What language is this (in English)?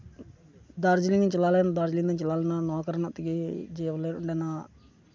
Santali